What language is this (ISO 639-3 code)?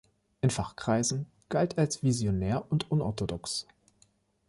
deu